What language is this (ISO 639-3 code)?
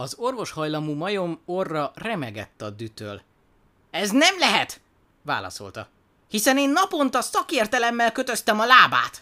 hun